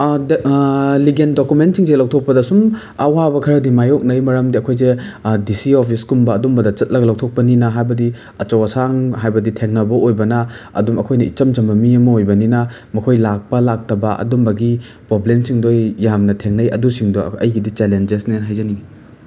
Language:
Manipuri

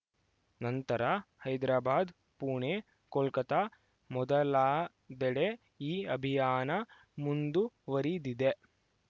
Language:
Kannada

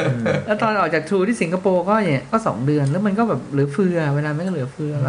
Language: Thai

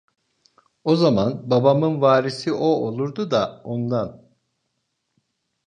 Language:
Turkish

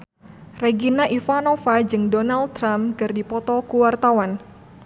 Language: Sundanese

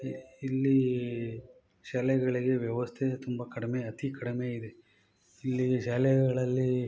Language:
Kannada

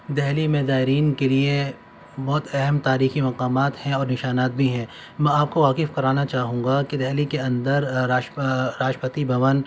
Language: Urdu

